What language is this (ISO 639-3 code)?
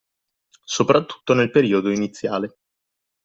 ita